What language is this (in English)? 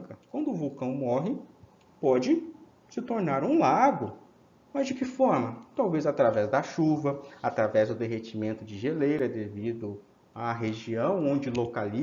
Portuguese